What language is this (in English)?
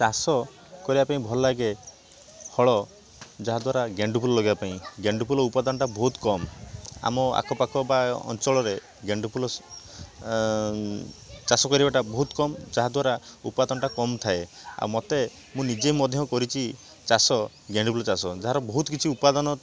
Odia